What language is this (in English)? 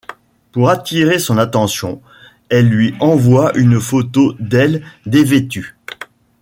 French